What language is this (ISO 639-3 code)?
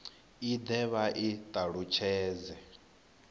ven